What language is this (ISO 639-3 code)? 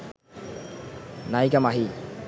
ben